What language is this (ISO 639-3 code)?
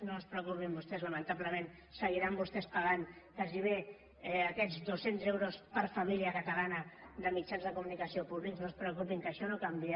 cat